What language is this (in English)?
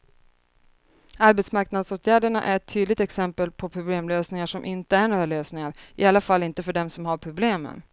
Swedish